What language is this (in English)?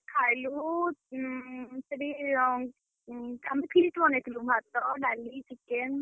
Odia